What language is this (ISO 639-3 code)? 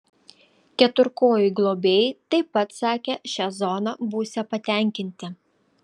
lit